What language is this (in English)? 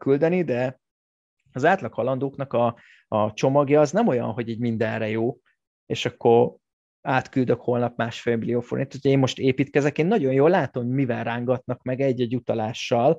Hungarian